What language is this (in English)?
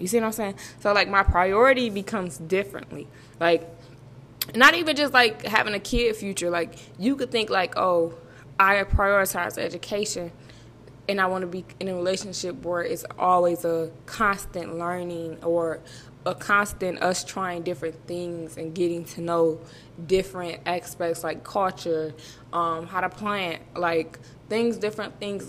English